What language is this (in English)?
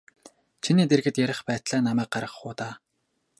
Mongolian